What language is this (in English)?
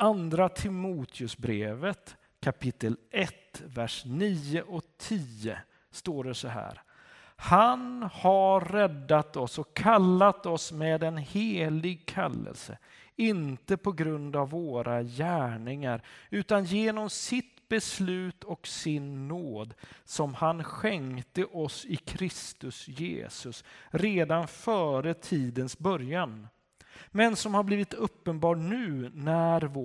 Swedish